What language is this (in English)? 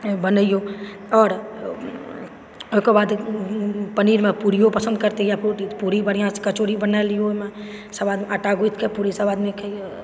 Maithili